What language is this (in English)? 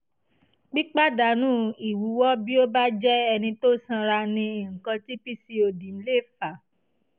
Yoruba